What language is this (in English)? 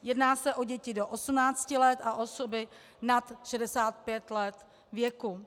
Czech